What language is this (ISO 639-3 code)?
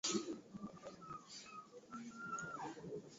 swa